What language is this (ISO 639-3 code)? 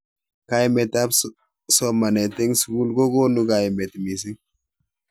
kln